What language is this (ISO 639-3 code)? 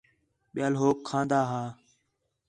xhe